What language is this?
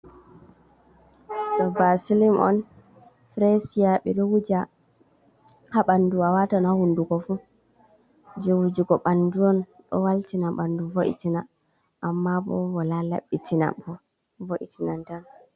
Fula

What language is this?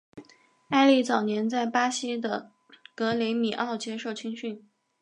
Chinese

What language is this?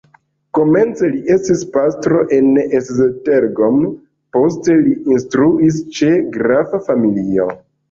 Esperanto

